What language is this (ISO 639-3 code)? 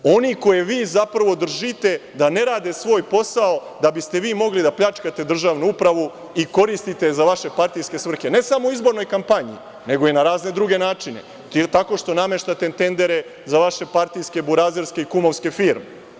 srp